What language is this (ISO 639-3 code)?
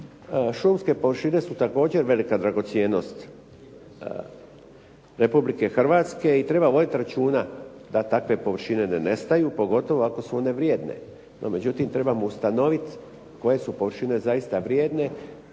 hrv